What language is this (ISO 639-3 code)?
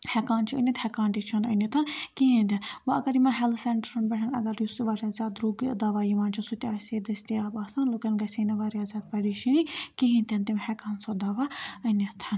kas